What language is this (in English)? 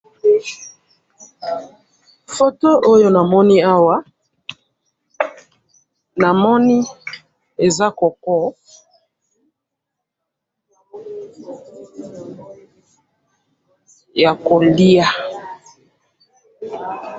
Lingala